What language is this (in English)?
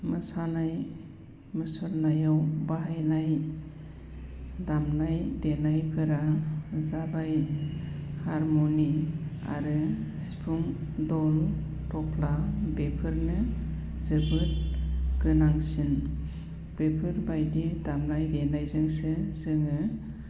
Bodo